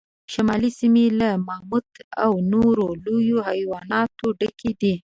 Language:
Pashto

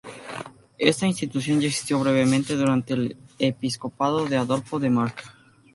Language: Spanish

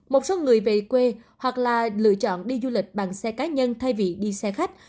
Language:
Vietnamese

